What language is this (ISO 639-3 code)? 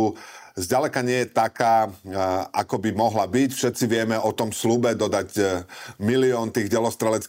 slk